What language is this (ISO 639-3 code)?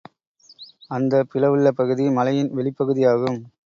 tam